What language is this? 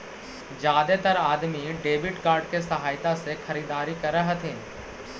Magahi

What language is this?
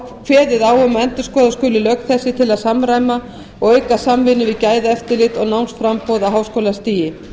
Icelandic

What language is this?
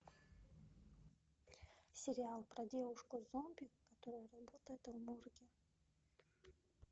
Russian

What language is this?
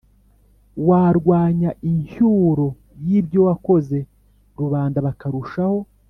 Kinyarwanda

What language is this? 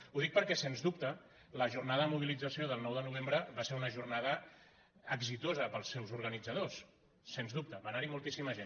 Catalan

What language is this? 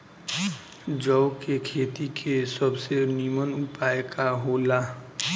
Bhojpuri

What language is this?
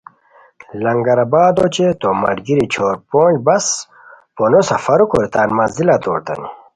Khowar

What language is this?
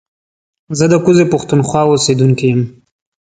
Pashto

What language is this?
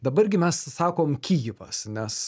Lithuanian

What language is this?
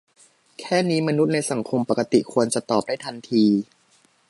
Thai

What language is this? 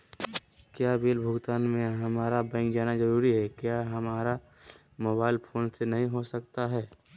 Magahi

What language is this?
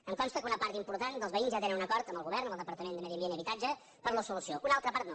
Catalan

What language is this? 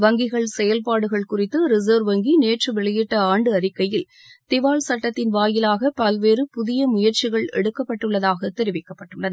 Tamil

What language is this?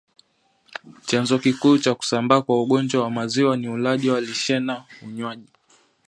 Swahili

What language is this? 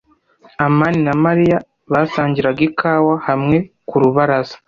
Kinyarwanda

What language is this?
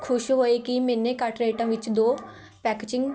Punjabi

